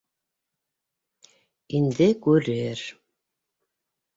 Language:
Bashkir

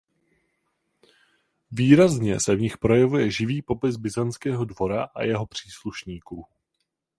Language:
Czech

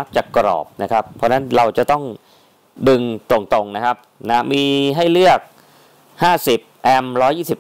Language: Thai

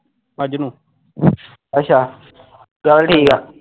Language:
Punjabi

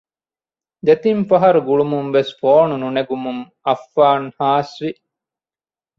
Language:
Divehi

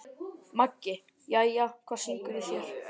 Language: Icelandic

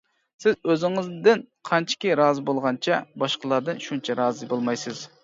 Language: Uyghur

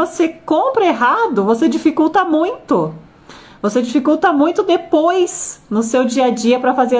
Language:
Portuguese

